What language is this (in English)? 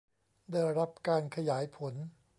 Thai